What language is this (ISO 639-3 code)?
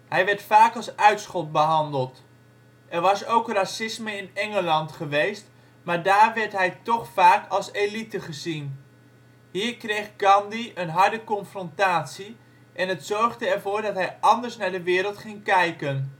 nld